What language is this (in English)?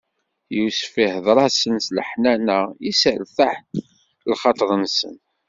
Kabyle